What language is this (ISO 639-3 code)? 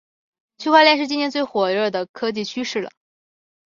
zho